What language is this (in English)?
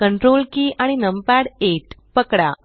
Marathi